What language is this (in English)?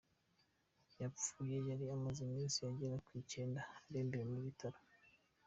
Kinyarwanda